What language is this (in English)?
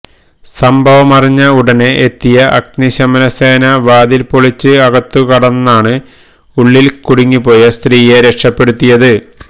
Malayalam